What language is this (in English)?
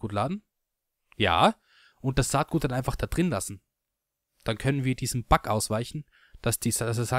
German